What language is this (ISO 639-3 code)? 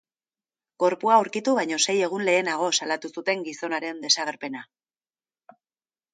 eus